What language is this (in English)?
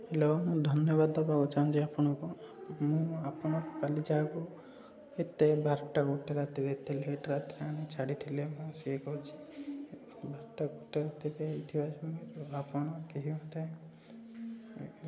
Odia